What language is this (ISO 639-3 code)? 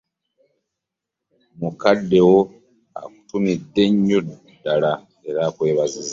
lug